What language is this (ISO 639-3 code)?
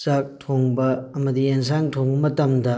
mni